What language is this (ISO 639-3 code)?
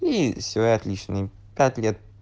rus